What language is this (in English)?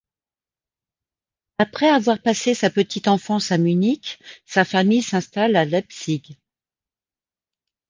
French